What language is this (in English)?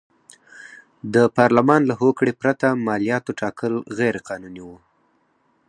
Pashto